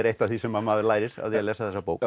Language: Icelandic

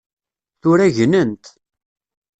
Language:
Kabyle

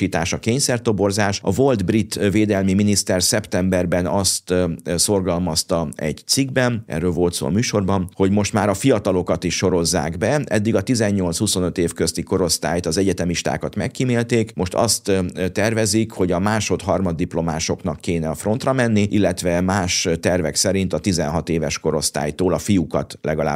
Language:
Hungarian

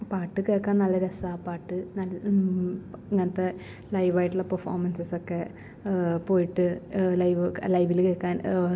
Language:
Malayalam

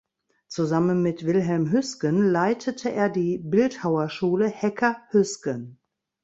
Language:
German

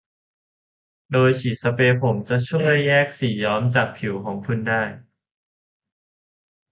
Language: Thai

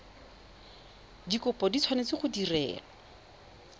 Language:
Tswana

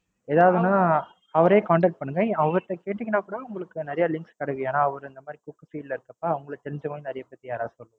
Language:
Tamil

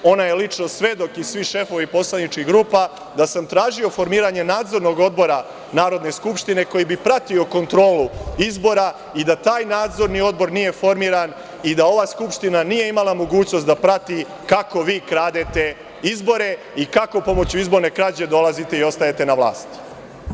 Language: Serbian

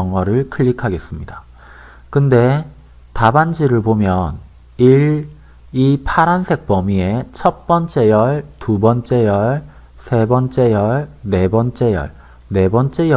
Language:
Korean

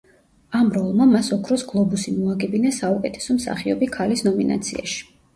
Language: Georgian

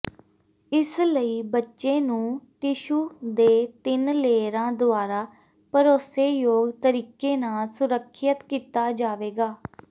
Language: Punjabi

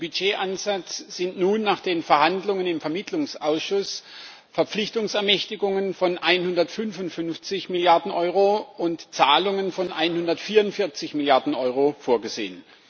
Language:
German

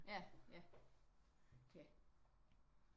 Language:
Danish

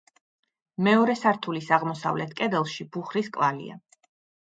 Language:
Georgian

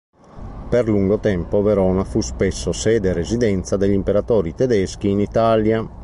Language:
Italian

